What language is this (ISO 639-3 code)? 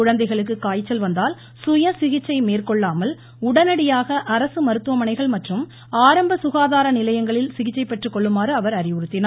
tam